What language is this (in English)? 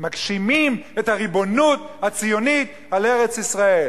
Hebrew